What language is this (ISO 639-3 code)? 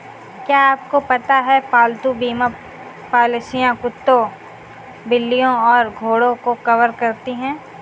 hin